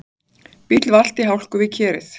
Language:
Icelandic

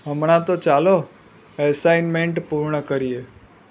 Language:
Gujarati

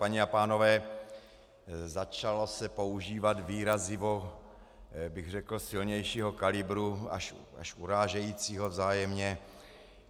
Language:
Czech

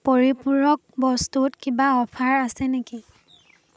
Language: Assamese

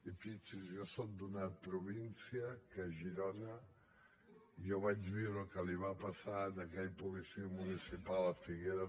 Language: Catalan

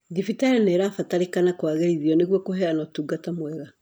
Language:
Kikuyu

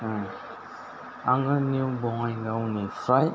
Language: Bodo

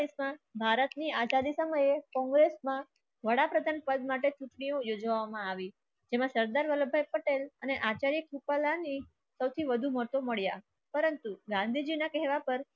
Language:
Gujarati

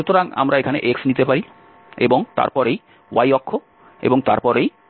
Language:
Bangla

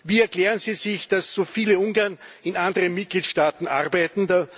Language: German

